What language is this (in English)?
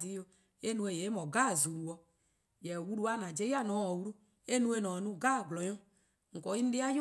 Eastern Krahn